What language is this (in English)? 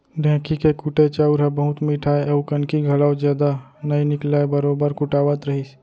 Chhattisgarhi